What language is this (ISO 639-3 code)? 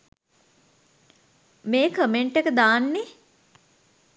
sin